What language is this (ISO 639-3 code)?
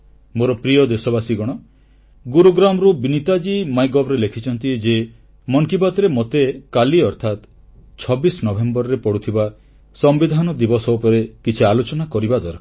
ori